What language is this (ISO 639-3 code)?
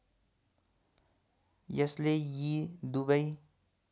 nep